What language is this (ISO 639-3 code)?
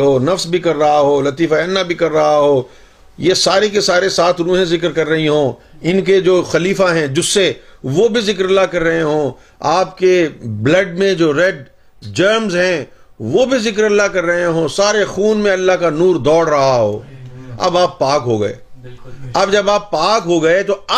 urd